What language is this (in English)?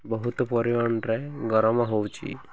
Odia